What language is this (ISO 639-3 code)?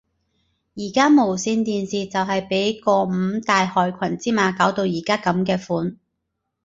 yue